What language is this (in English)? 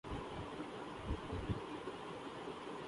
Urdu